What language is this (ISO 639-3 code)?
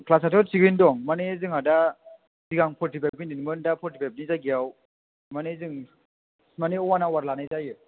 brx